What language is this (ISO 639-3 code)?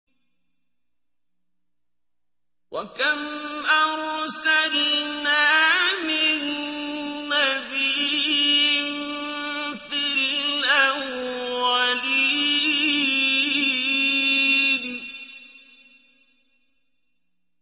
ara